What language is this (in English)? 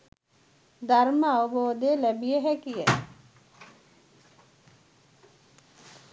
Sinhala